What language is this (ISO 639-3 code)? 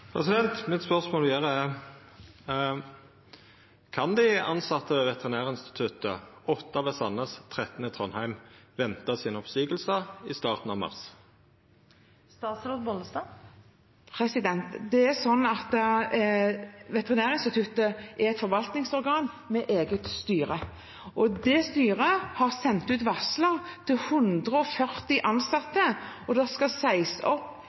nor